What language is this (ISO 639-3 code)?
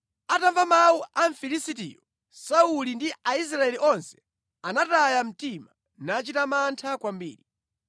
nya